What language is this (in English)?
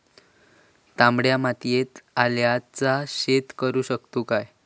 Marathi